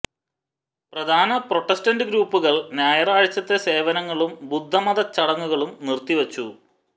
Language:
Malayalam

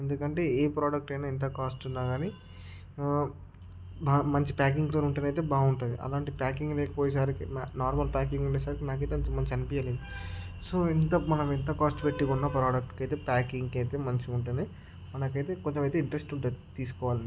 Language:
Telugu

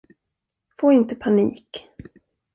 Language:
Swedish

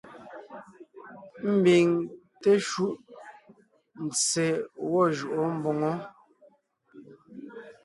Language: Ngiemboon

